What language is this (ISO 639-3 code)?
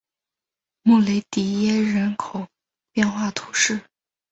zho